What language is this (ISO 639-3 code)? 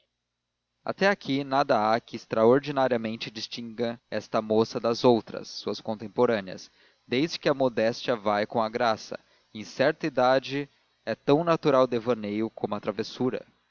por